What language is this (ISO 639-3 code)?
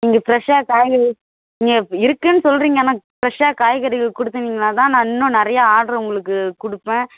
tam